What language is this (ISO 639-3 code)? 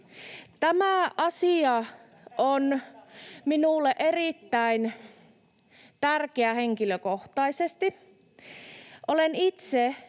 fin